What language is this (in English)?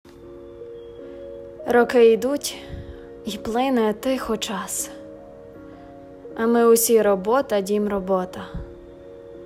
Ukrainian